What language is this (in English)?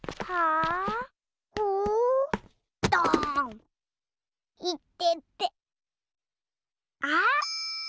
Japanese